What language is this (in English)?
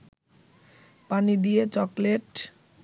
Bangla